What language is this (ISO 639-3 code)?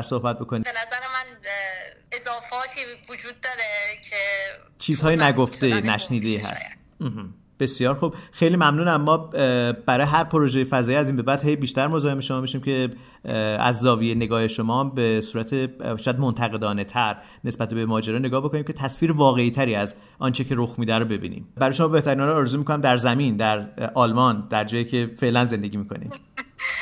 fas